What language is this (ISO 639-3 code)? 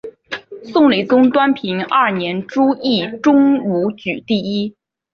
zho